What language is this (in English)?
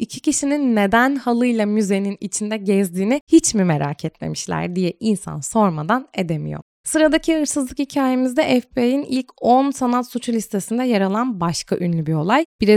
Turkish